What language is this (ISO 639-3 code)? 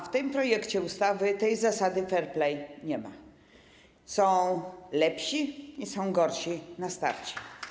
pol